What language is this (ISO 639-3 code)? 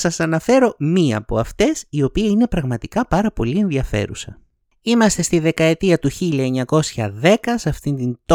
ell